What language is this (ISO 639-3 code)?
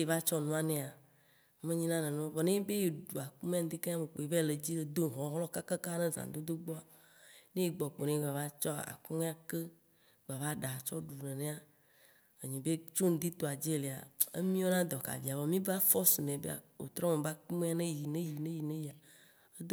wci